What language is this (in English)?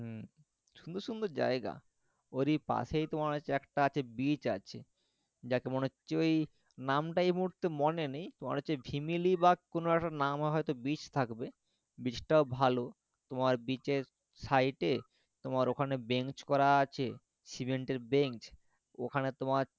Bangla